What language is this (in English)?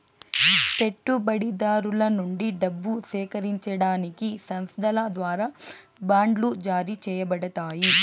Telugu